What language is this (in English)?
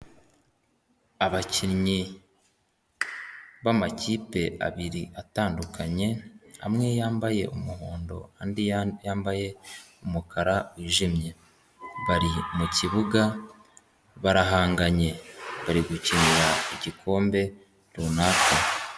Kinyarwanda